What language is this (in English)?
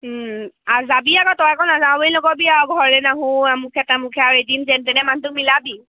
Assamese